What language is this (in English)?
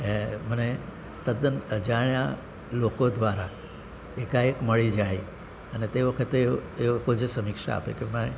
Gujarati